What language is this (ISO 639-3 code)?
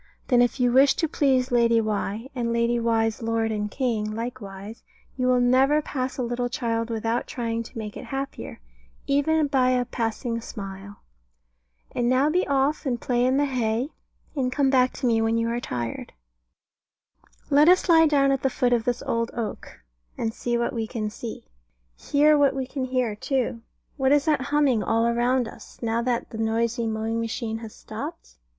eng